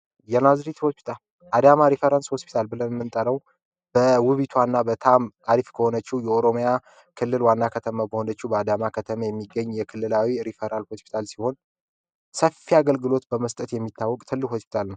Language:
Amharic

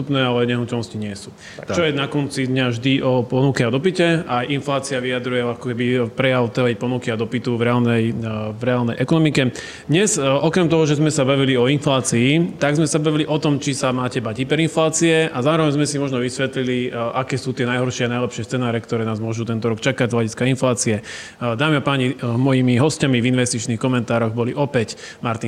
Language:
Slovak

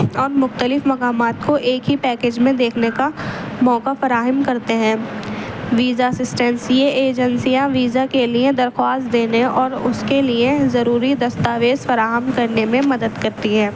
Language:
Urdu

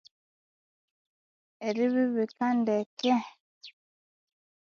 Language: Konzo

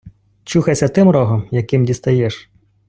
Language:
Ukrainian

